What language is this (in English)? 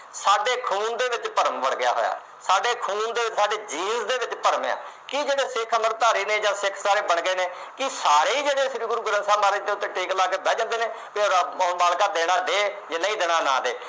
Punjabi